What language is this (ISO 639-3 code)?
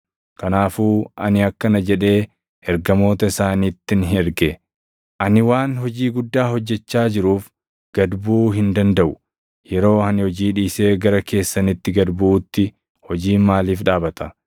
orm